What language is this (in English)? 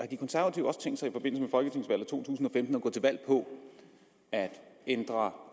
Danish